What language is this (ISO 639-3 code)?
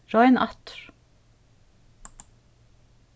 fao